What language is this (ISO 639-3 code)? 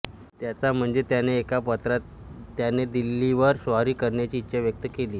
mar